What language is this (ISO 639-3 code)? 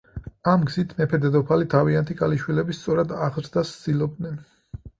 kat